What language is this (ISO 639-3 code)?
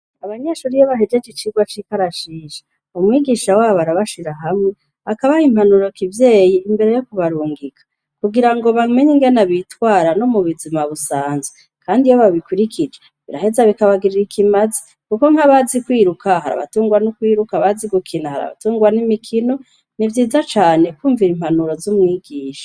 run